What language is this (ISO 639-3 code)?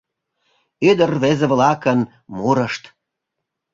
chm